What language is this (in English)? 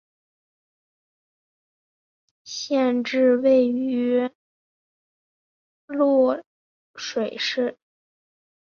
Chinese